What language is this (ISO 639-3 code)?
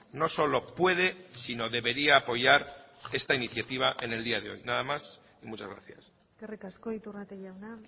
spa